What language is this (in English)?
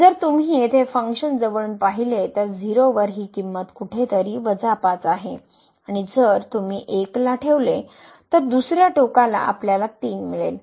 Marathi